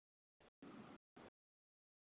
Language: Sindhi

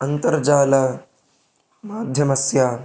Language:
Sanskrit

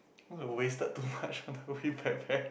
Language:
English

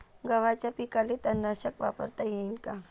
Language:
Marathi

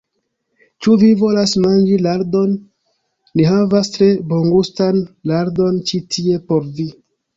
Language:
Esperanto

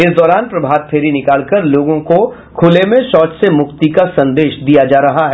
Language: Hindi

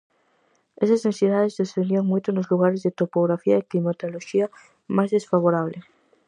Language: Galician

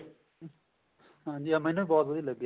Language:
Punjabi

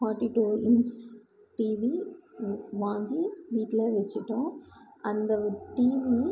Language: Tamil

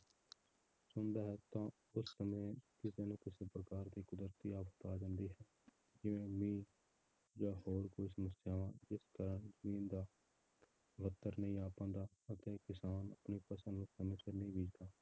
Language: Punjabi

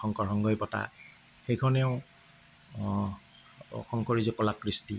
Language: Assamese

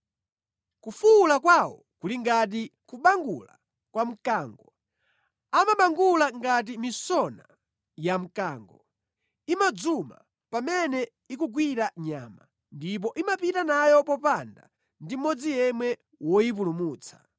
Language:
Nyanja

